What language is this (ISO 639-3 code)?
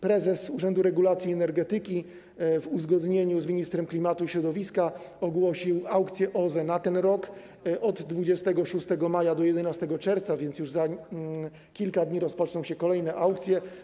pol